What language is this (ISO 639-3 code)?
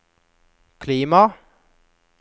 nor